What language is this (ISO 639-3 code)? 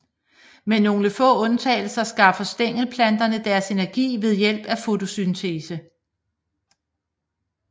dan